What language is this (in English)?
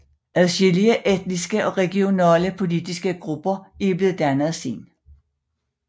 Danish